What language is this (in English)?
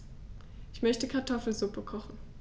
German